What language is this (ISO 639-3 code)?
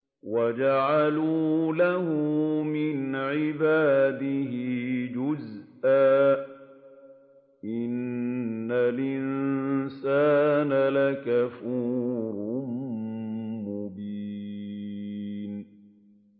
ara